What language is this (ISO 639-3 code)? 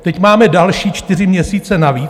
ces